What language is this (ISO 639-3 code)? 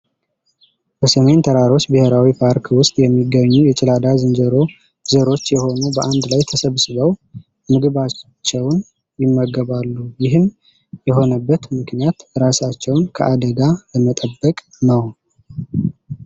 amh